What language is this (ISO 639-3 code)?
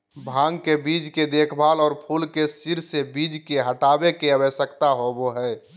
mag